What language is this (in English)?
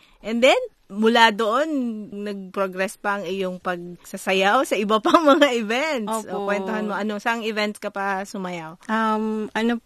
Filipino